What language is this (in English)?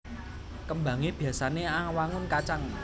Javanese